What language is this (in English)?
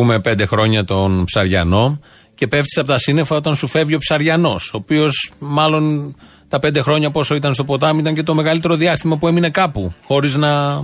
Greek